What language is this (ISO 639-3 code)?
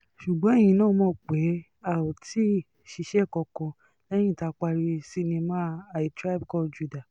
yor